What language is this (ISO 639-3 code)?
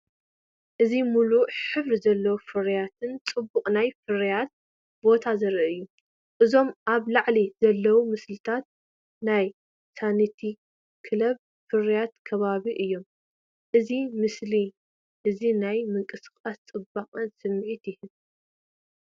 tir